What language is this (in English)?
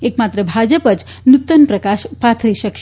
Gujarati